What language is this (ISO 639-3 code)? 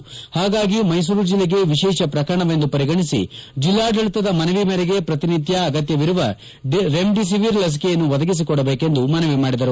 kan